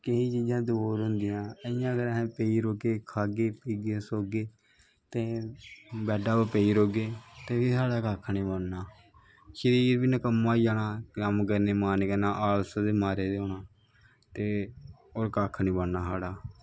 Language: Dogri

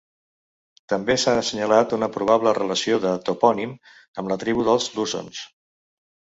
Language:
Catalan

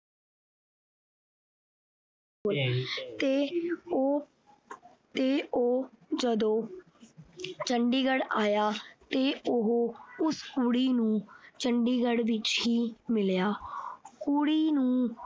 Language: Punjabi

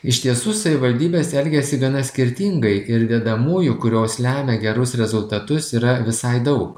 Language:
Lithuanian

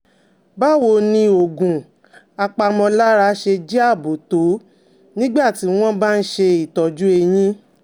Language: Yoruba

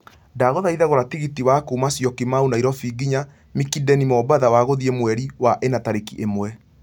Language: Kikuyu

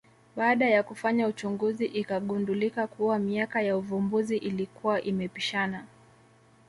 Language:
Swahili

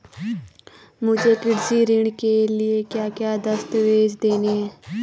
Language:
Hindi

